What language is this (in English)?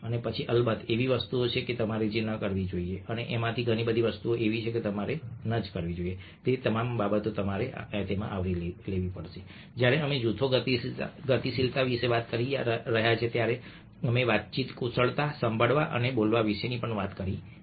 Gujarati